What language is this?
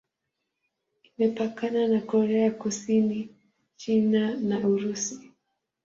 Swahili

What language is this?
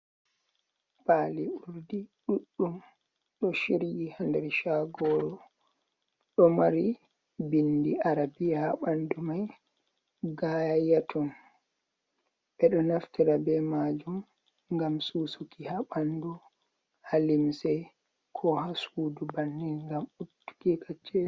Fula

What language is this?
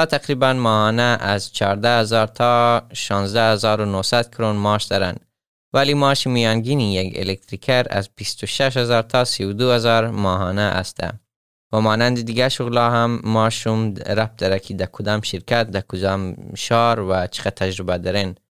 Persian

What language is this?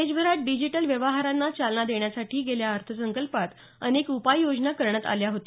Marathi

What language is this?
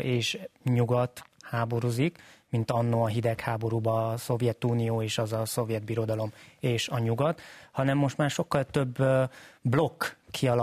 Hungarian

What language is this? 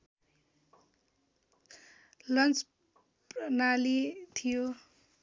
Nepali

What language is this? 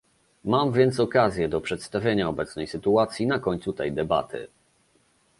Polish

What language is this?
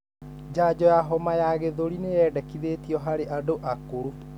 Kikuyu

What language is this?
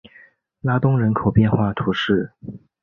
Chinese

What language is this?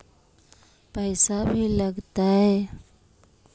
Magahi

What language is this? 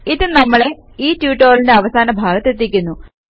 Malayalam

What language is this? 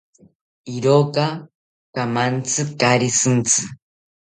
South Ucayali Ashéninka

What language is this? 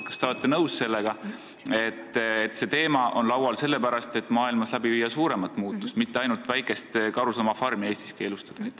Estonian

